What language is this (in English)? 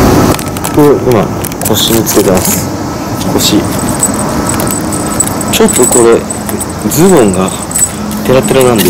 Japanese